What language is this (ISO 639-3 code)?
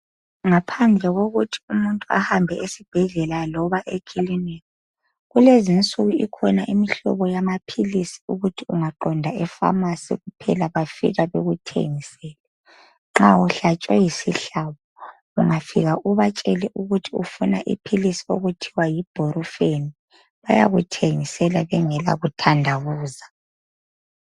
nde